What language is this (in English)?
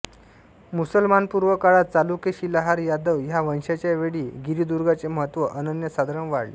Marathi